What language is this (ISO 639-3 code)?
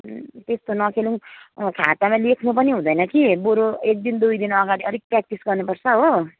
nep